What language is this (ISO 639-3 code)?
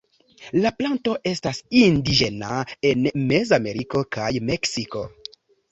epo